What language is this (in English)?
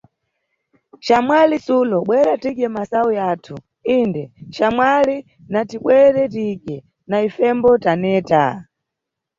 Nyungwe